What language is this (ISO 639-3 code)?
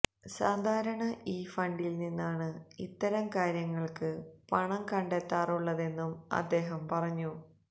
mal